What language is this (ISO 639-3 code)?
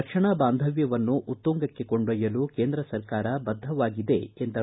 kan